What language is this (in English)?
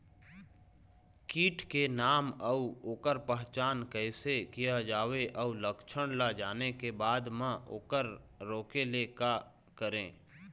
Chhattisgarhi